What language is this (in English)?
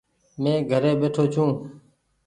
Goaria